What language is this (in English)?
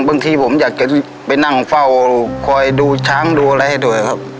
Thai